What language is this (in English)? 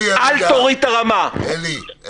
Hebrew